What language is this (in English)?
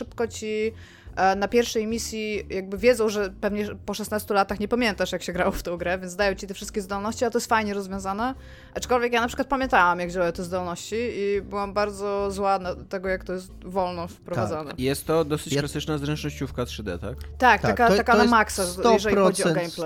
Polish